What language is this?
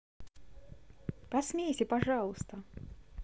Russian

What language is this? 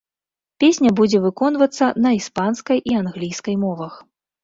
Belarusian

